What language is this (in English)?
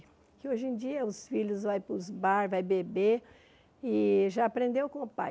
Portuguese